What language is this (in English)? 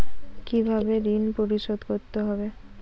Bangla